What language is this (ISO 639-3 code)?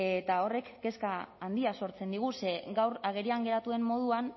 eus